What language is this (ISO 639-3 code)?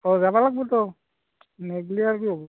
asm